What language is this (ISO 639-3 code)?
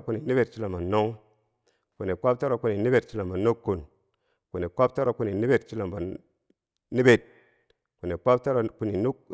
bsj